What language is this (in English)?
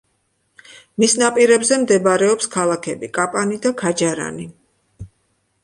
Georgian